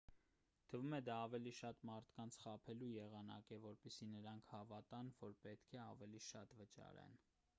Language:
Armenian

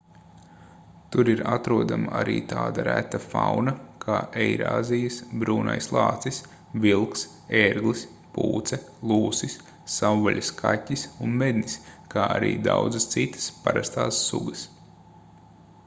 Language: Latvian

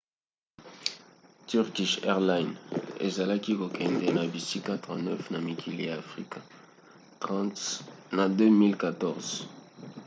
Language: Lingala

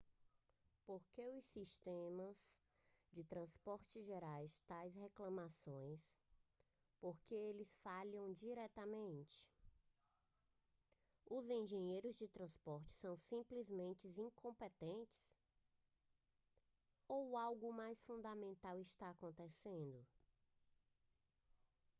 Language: Portuguese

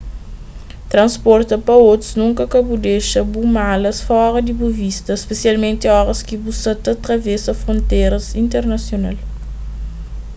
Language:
Kabuverdianu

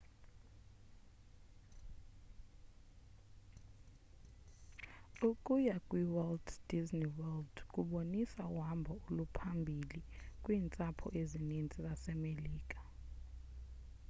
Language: Xhosa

